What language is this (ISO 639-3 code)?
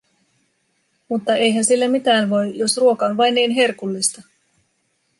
fin